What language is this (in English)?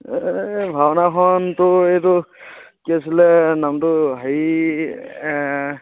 Assamese